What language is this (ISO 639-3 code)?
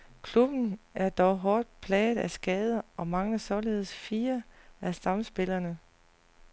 dan